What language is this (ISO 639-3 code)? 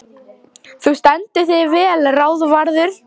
isl